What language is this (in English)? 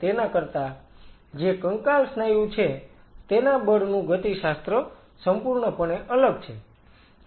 Gujarati